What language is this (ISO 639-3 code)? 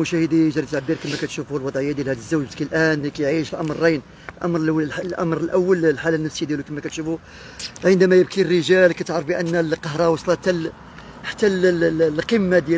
ara